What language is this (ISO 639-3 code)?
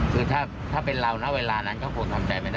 tha